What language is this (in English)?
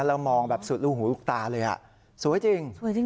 Thai